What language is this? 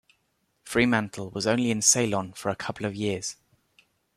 English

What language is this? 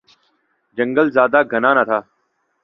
Urdu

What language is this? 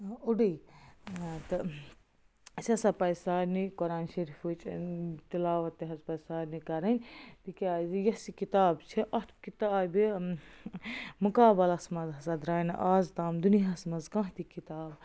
Kashmiri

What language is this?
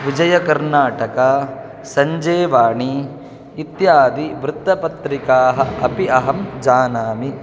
Sanskrit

